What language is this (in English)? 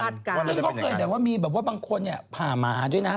Thai